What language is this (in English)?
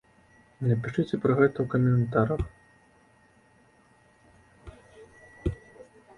Belarusian